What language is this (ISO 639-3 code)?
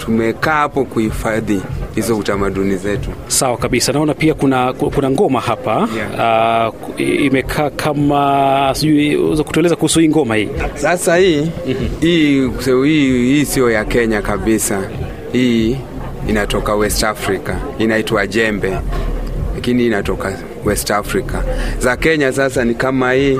swa